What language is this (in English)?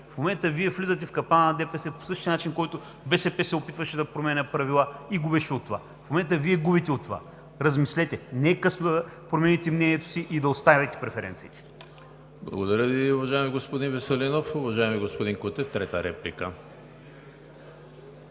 Bulgarian